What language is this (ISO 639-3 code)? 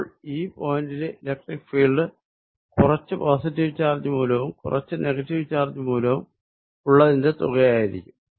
mal